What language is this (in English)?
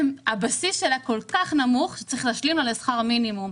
Hebrew